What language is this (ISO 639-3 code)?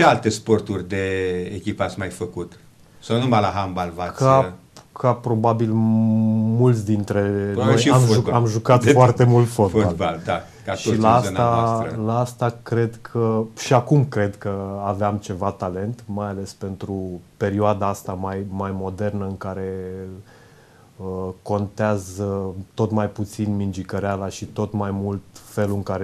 ron